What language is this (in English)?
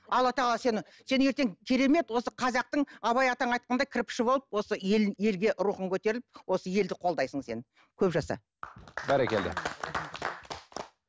Kazakh